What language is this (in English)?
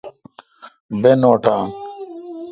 Kalkoti